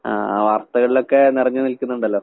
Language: Malayalam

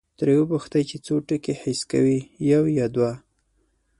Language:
Pashto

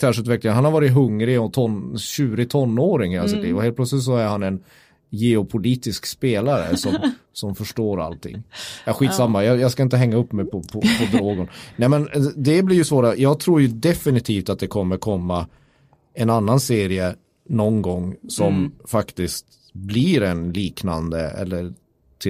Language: Swedish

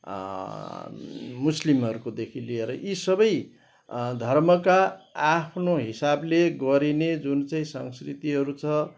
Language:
Nepali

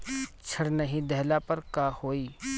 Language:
Bhojpuri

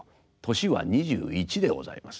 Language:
Japanese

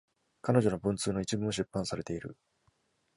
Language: Japanese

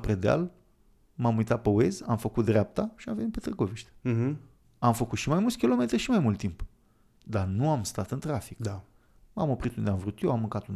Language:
Romanian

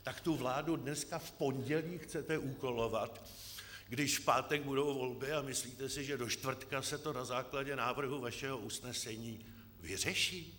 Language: Czech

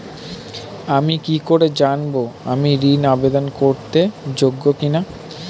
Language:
Bangla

